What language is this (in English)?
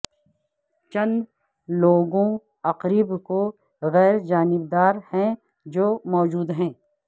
Urdu